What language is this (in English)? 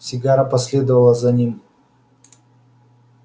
Russian